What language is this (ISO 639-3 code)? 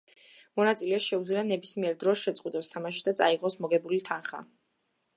kat